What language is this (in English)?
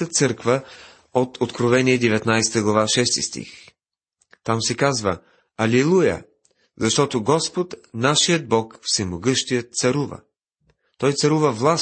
Bulgarian